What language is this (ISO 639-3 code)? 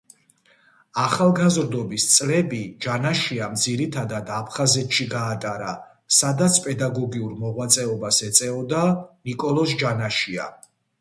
kat